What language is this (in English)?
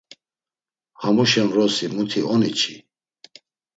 Laz